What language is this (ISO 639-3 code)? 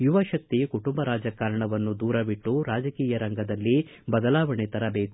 kan